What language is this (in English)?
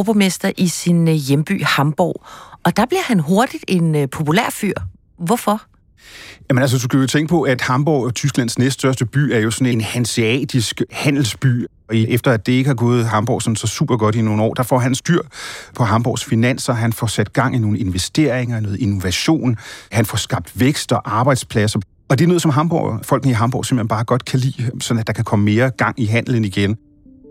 Danish